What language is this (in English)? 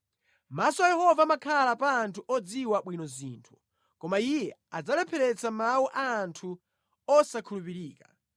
Nyanja